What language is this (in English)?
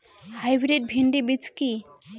Bangla